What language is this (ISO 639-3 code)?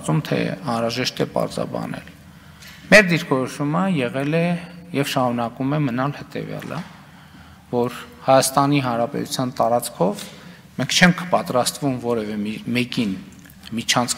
ron